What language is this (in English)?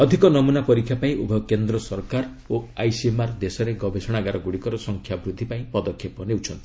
Odia